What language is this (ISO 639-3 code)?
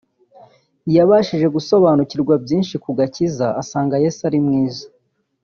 kin